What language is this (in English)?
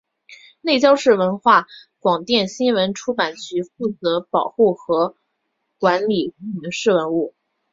Chinese